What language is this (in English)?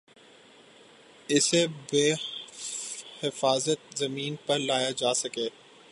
Urdu